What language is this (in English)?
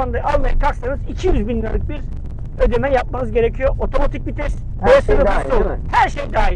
Turkish